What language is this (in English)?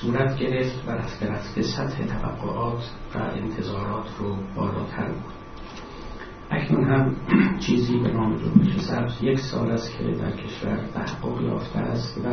Persian